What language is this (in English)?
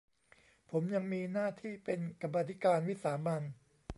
Thai